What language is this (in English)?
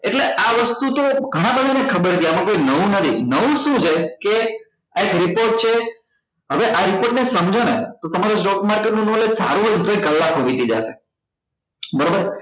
Gujarati